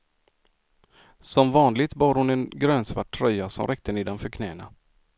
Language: Swedish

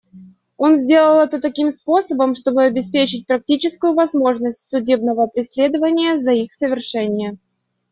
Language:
Russian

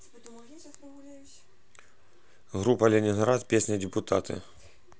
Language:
Russian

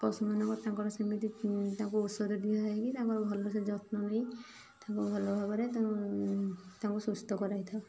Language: Odia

